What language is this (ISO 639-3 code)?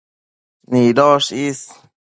mcf